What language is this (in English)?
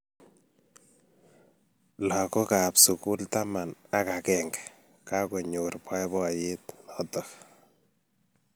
Kalenjin